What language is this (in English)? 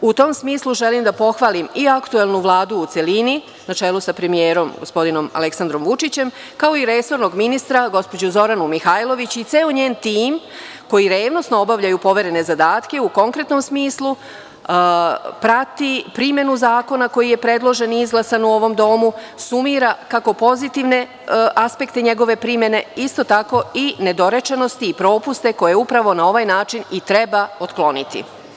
Serbian